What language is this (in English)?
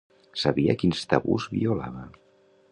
Catalan